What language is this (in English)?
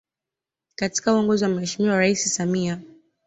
Swahili